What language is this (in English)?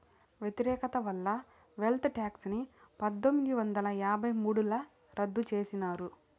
Telugu